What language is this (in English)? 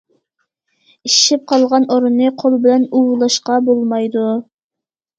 Uyghur